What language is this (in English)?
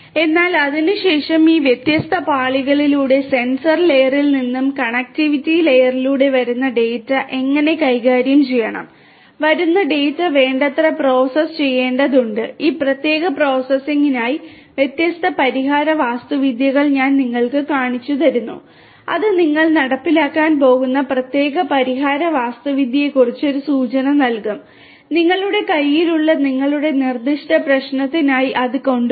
Malayalam